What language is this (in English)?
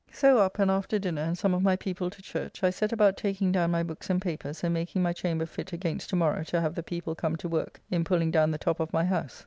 English